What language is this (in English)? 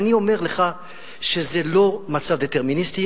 Hebrew